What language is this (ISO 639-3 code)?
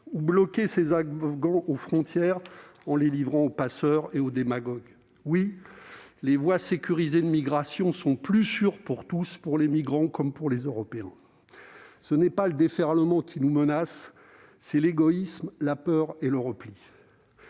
fra